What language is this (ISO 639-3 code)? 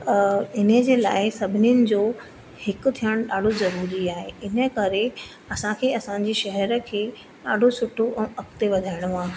snd